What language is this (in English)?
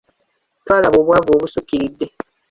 Ganda